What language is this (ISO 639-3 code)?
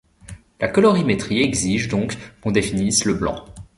fra